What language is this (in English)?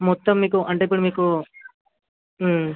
Telugu